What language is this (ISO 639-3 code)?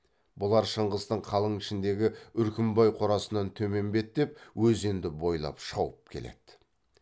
kaz